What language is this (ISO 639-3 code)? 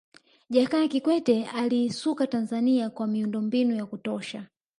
swa